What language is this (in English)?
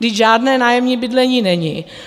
Czech